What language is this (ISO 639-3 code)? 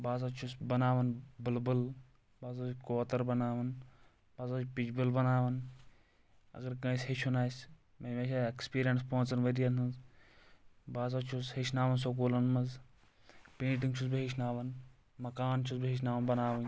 kas